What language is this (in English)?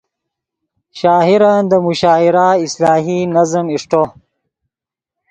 Yidgha